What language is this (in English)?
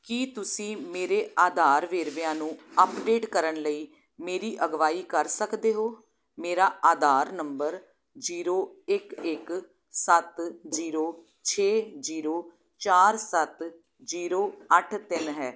Punjabi